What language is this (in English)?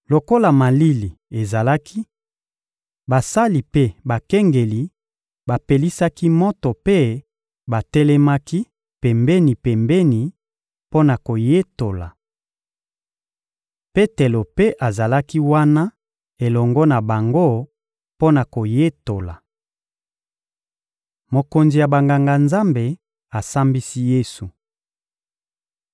Lingala